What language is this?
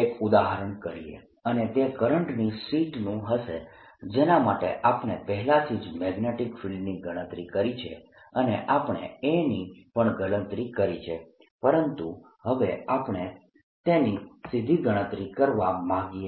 Gujarati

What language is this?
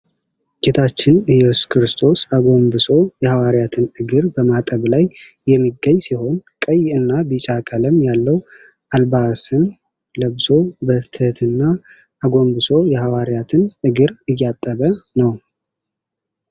Amharic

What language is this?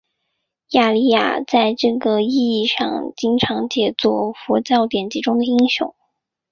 Chinese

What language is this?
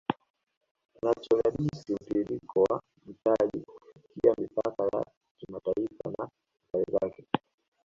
Swahili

